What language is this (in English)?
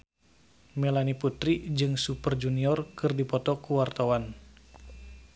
Sundanese